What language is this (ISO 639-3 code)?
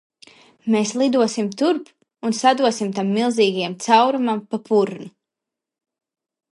lav